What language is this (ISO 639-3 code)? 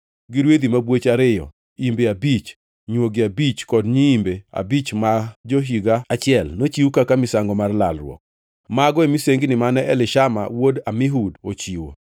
luo